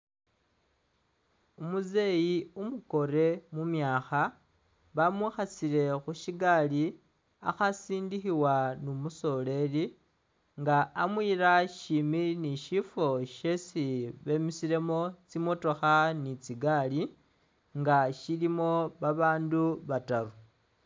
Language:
Masaaba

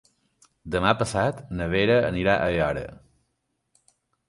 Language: Catalan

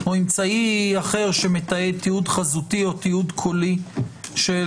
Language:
Hebrew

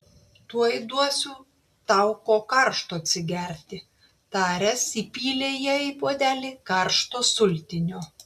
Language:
Lithuanian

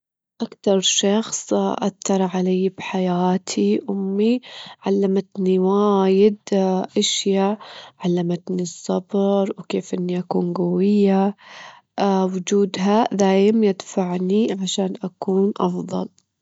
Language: Gulf Arabic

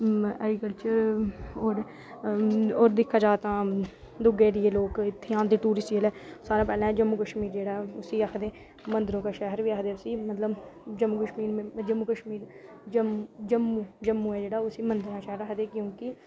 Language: Dogri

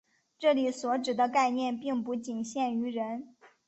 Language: Chinese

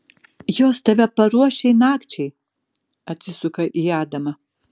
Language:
Lithuanian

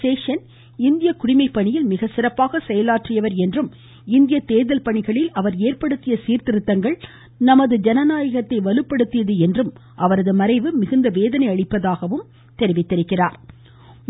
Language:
Tamil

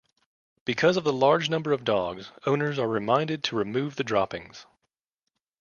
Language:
English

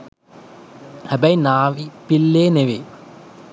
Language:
Sinhala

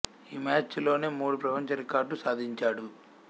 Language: Telugu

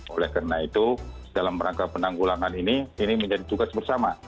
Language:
Indonesian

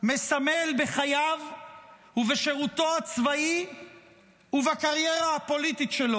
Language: Hebrew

